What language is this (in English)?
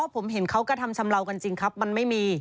Thai